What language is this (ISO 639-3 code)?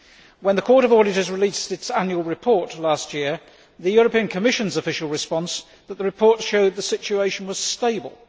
eng